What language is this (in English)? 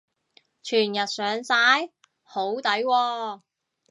Cantonese